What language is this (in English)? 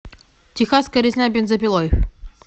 Russian